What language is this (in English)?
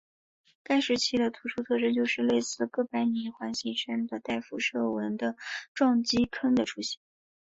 Chinese